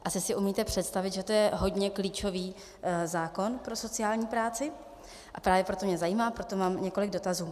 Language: Czech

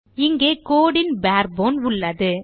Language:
Tamil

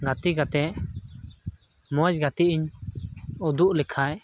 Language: Santali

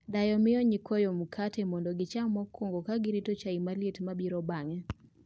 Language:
Luo (Kenya and Tanzania)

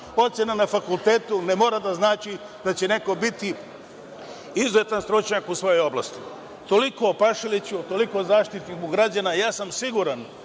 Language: Serbian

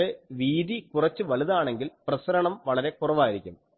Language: Malayalam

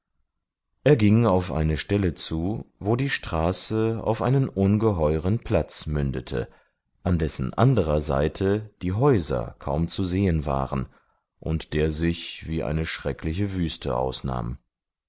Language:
German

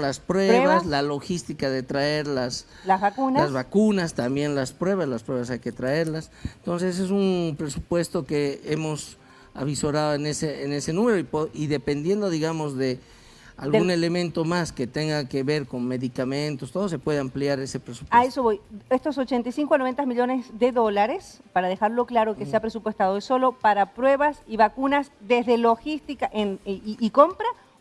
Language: Spanish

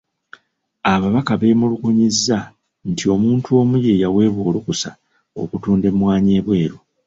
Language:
Ganda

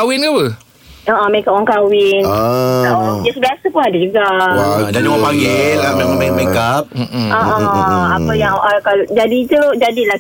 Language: Malay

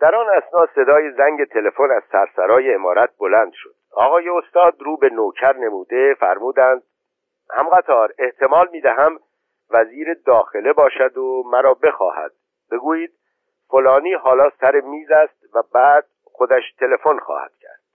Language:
Persian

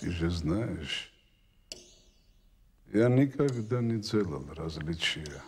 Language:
Russian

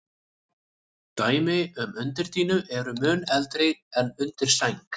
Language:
Icelandic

